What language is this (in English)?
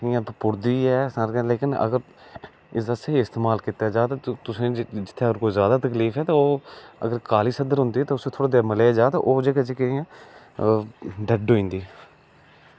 Dogri